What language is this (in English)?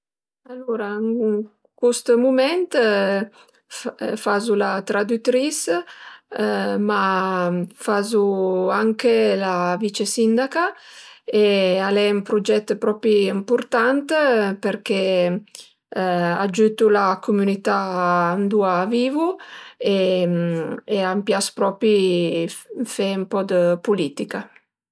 Piedmontese